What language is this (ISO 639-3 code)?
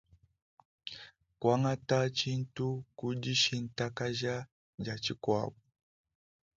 lua